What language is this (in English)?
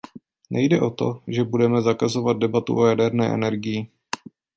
Czech